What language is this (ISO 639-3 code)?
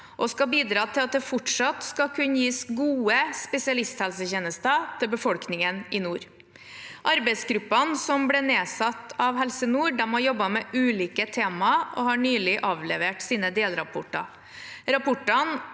nor